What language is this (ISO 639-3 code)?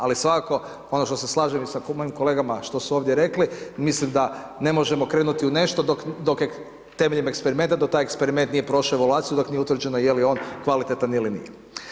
hrv